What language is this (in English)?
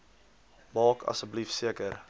Afrikaans